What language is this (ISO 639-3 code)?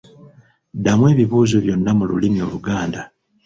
lug